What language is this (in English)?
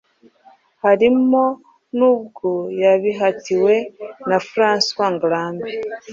Kinyarwanda